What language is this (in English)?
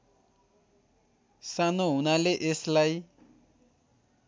Nepali